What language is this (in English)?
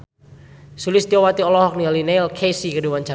Sundanese